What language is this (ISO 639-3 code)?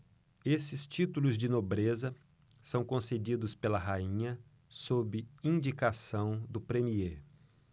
por